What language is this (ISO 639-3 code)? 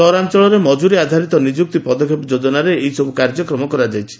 ori